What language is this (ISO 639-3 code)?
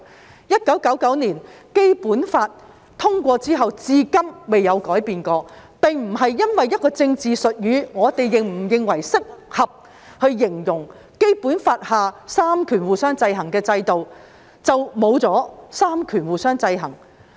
yue